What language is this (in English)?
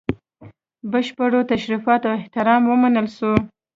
Pashto